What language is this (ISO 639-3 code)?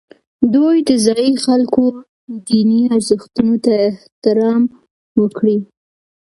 pus